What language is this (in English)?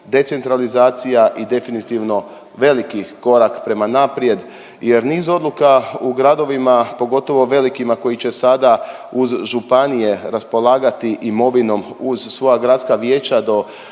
Croatian